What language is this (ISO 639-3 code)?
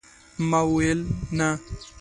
pus